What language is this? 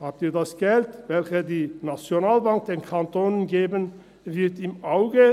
Swiss German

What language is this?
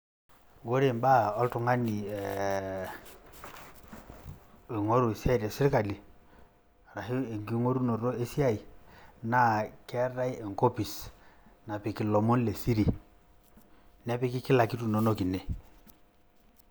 Masai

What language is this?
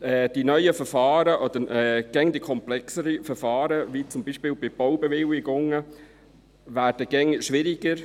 Swiss German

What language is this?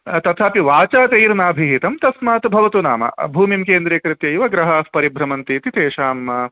Sanskrit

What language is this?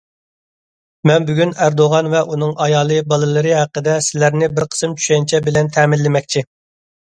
Uyghur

